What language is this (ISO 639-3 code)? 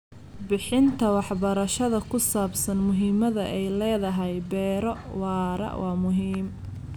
som